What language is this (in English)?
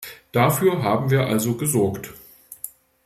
German